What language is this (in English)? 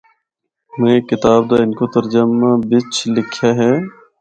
Northern Hindko